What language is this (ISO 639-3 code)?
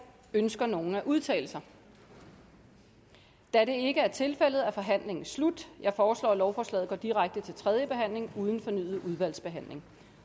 dan